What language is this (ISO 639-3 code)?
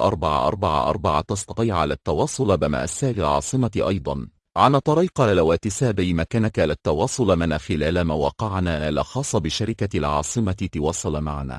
ara